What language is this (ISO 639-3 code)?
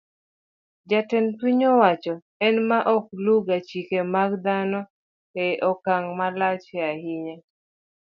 luo